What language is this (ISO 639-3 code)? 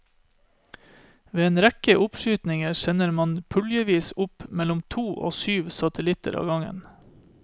nor